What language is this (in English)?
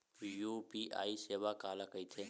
Chhattisgarhi